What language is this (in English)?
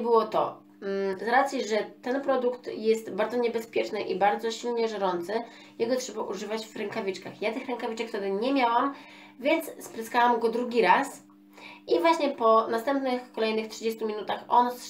Polish